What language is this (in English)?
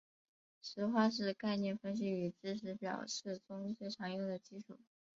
Chinese